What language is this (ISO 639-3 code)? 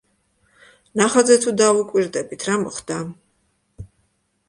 kat